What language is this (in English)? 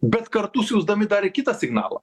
Lithuanian